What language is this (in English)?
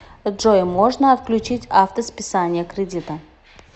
Russian